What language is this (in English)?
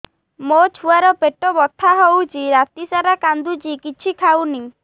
Odia